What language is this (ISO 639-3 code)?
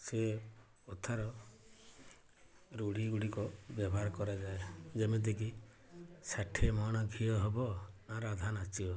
ori